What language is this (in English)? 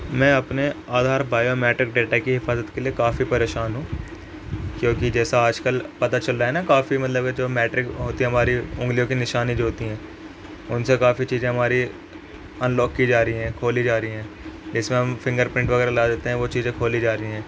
Urdu